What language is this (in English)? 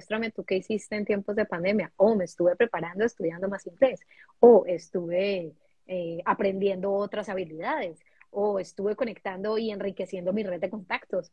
Spanish